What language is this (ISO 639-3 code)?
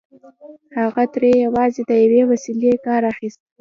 pus